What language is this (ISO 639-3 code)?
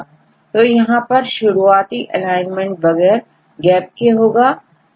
hin